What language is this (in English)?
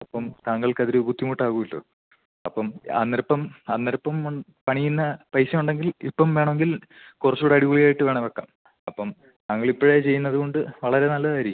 Malayalam